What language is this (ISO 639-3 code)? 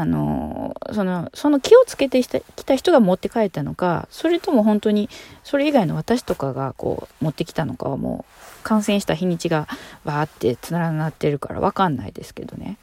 jpn